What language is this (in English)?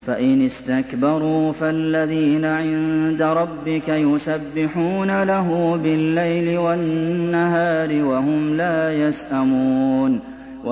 Arabic